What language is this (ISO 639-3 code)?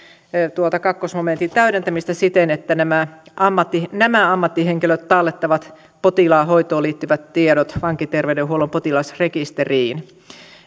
fin